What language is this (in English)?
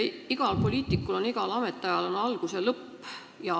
Estonian